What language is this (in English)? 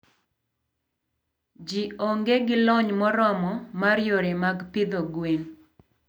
Luo (Kenya and Tanzania)